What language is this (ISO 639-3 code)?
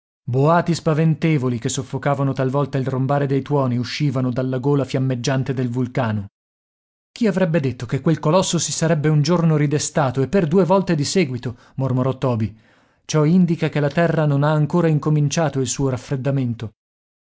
ita